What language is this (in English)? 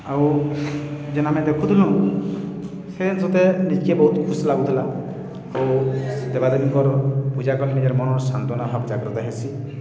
Odia